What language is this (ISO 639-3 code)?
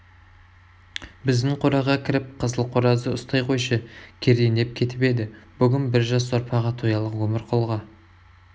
kaz